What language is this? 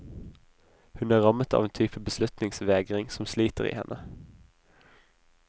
Norwegian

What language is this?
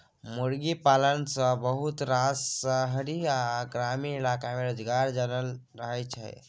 Maithili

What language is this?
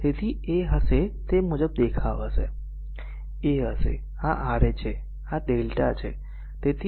Gujarati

